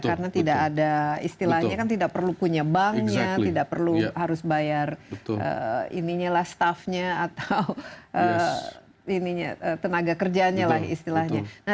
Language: Indonesian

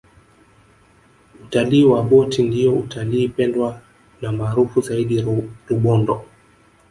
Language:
Swahili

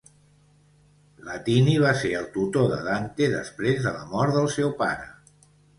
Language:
Catalan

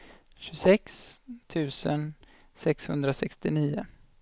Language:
Swedish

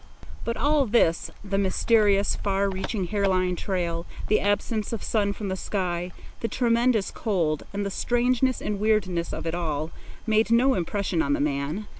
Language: English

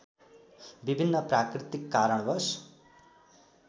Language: Nepali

